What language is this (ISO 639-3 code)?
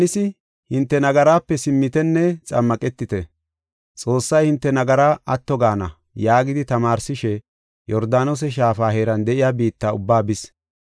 gof